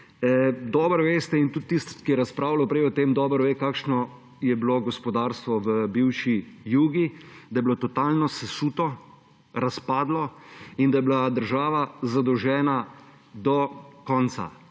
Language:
Slovenian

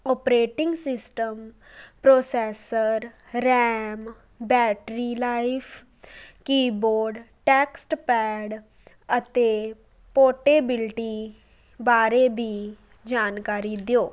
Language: Punjabi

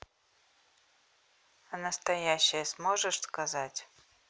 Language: Russian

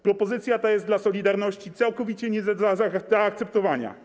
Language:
Polish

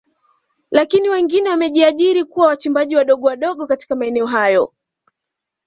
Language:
Swahili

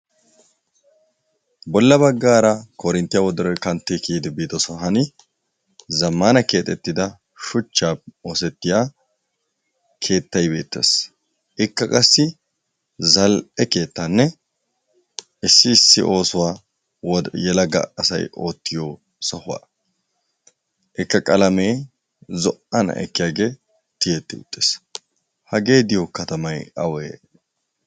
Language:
Wolaytta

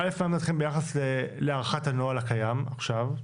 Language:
Hebrew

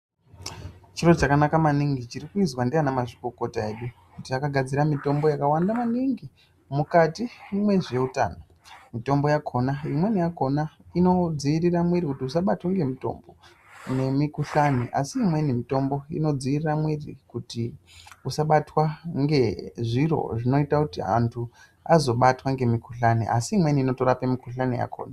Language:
Ndau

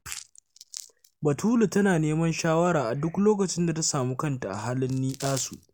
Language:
Hausa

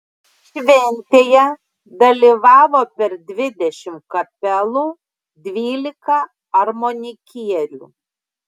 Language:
Lithuanian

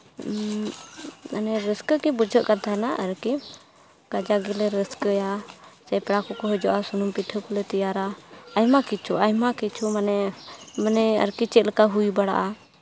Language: Santali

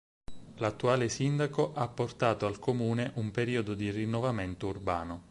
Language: Italian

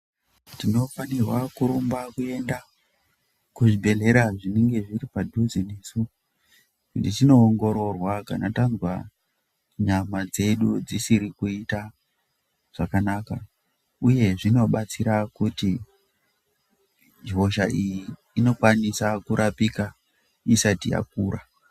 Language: Ndau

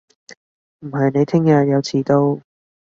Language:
Cantonese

